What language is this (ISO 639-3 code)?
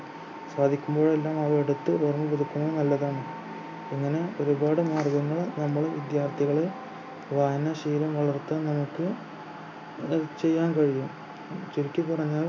mal